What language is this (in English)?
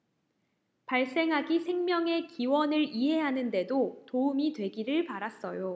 Korean